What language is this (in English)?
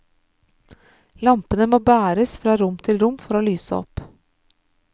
Norwegian